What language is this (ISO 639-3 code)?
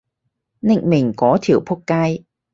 yue